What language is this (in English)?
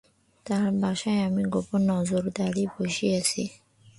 Bangla